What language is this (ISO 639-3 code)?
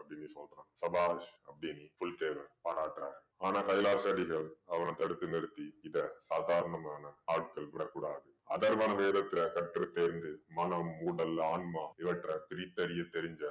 tam